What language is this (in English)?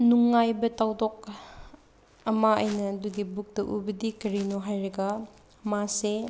Manipuri